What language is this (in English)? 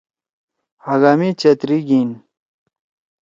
Torwali